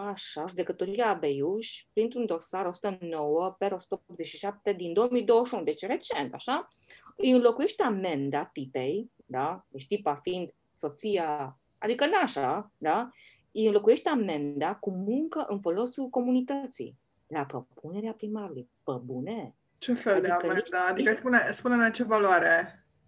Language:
Romanian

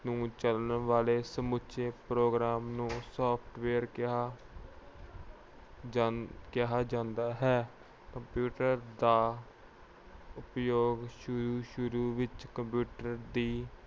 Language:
Punjabi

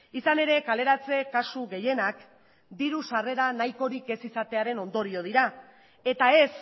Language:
Basque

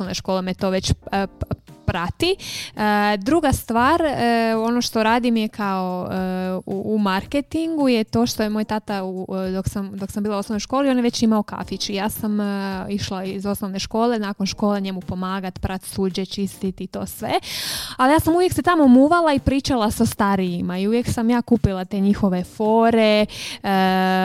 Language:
Croatian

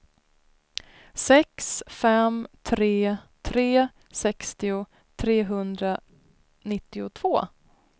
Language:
Swedish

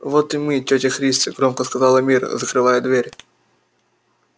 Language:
Russian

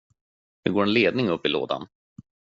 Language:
Swedish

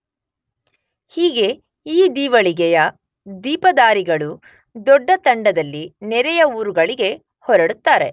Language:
Kannada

